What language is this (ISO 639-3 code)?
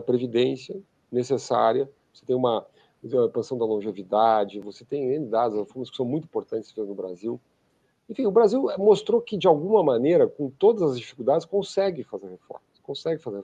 por